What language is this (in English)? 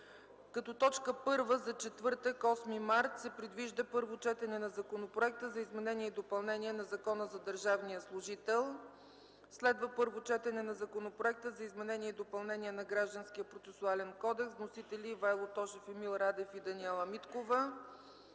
Bulgarian